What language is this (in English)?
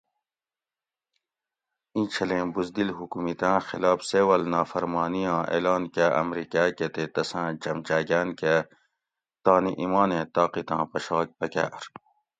Gawri